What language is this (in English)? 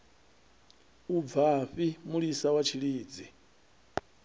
Venda